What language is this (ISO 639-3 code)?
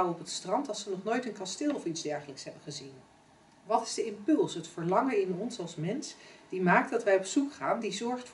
nld